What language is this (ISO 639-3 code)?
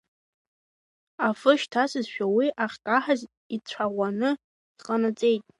abk